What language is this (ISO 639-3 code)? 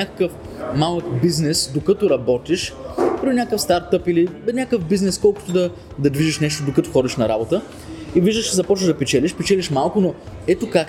bul